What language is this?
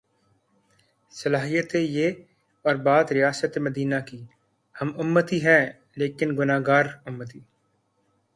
Urdu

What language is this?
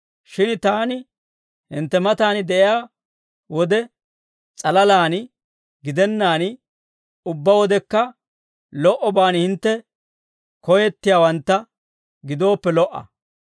Dawro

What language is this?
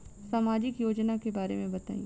Bhojpuri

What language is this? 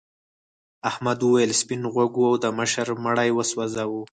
Pashto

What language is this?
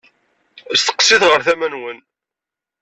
Kabyle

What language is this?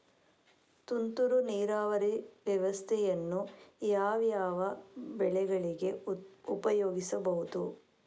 Kannada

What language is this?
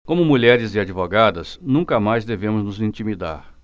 Portuguese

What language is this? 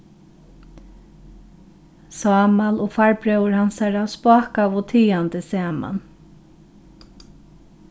Faroese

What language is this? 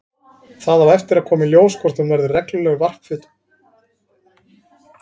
Icelandic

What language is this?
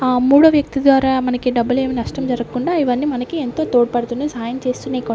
Telugu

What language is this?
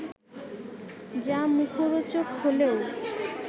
Bangla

